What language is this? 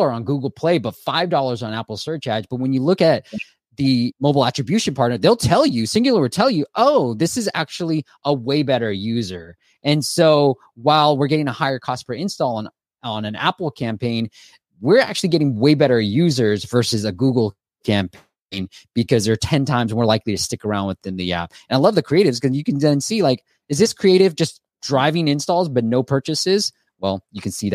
English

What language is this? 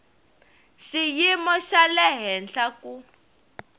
Tsonga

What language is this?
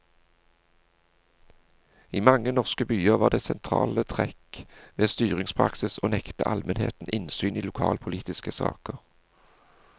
Norwegian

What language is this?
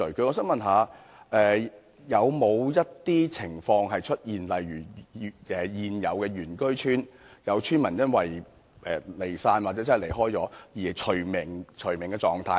Cantonese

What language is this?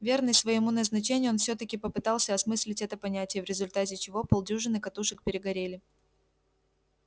Russian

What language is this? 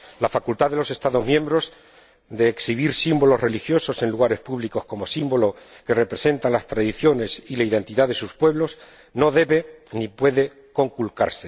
Spanish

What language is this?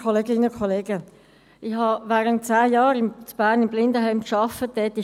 Swiss German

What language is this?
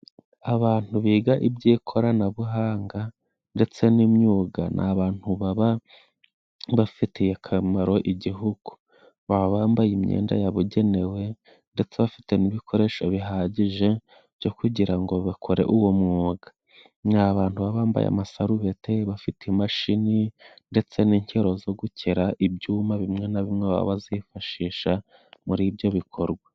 Kinyarwanda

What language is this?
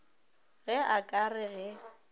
Northern Sotho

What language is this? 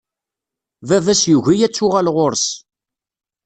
Kabyle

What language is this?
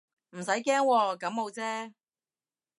Cantonese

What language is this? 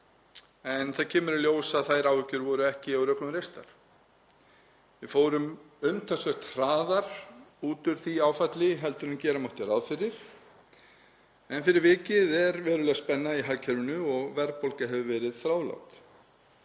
Icelandic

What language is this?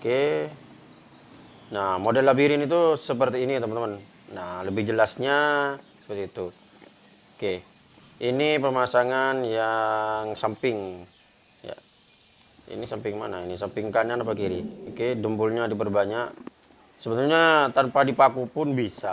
Indonesian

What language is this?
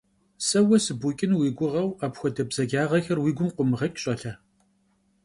Kabardian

